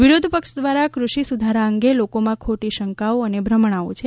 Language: Gujarati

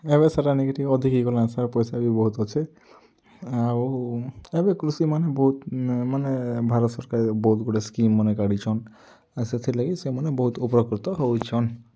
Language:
Odia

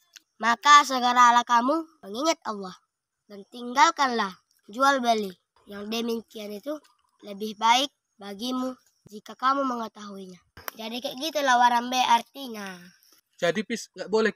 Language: Indonesian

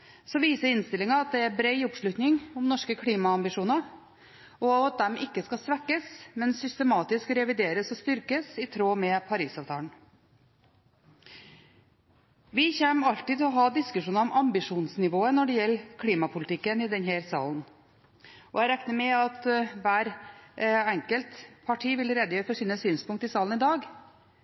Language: Norwegian Bokmål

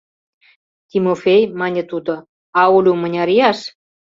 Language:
Mari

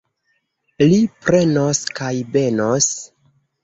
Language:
Esperanto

